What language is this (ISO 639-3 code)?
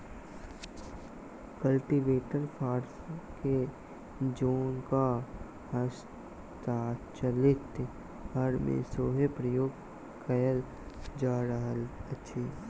mai